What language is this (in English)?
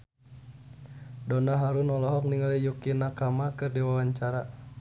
Sundanese